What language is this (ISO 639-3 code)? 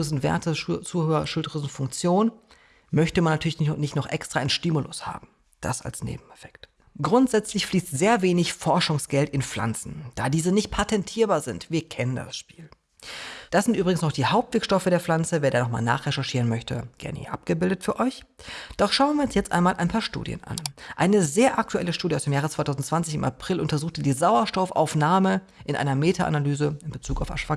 deu